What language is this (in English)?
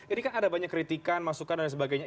Indonesian